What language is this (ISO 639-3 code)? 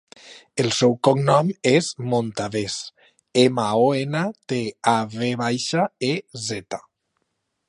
cat